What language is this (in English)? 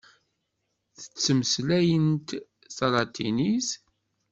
Kabyle